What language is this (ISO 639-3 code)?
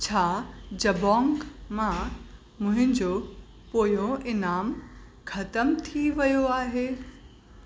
snd